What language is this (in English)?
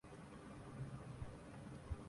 Urdu